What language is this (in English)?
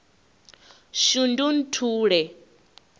Venda